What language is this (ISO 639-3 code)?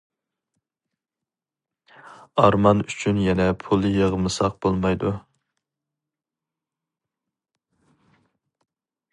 uig